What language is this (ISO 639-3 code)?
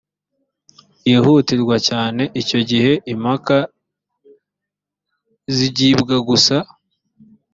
kin